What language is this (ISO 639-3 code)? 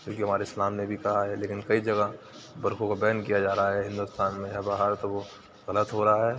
urd